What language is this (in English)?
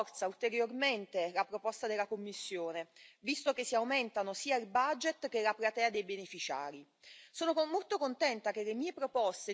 Italian